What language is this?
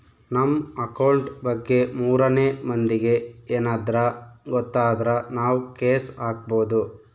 Kannada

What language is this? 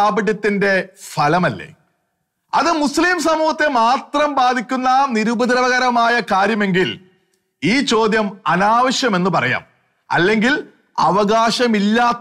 Turkish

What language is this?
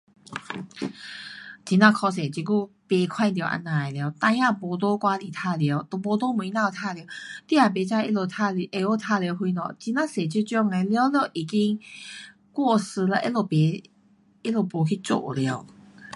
Pu-Xian Chinese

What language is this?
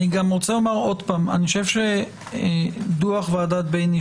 Hebrew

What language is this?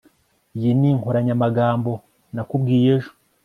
Kinyarwanda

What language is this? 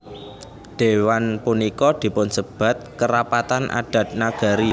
Javanese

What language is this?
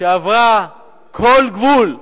Hebrew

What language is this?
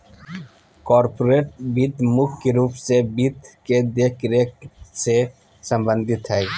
Magahi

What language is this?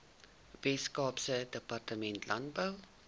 Afrikaans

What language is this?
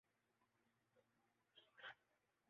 Urdu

